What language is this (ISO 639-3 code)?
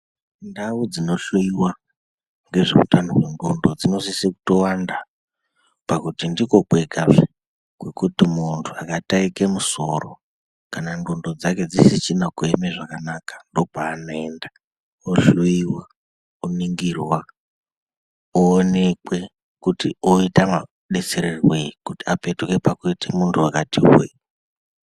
ndc